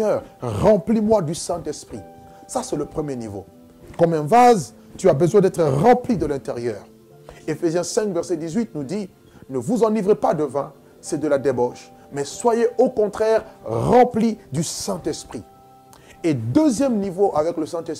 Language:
French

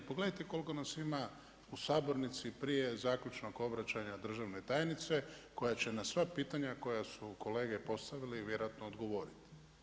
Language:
Croatian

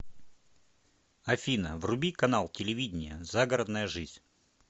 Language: Russian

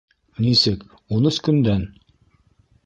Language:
Bashkir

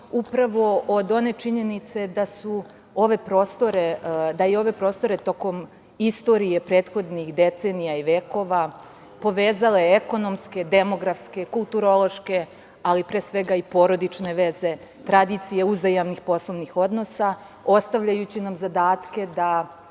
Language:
Serbian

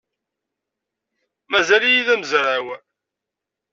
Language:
Kabyle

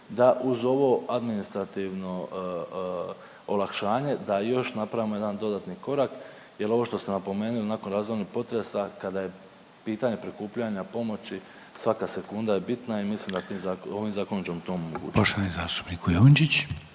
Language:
Croatian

